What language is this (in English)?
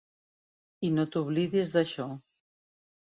Catalan